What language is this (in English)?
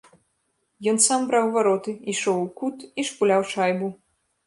Belarusian